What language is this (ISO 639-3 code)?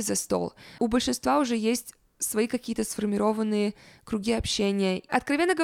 rus